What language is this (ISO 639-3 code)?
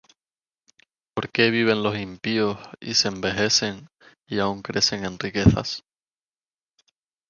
spa